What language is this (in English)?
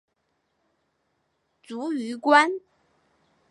Chinese